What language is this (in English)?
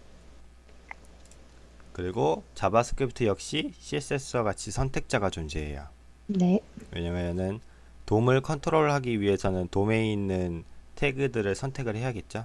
Korean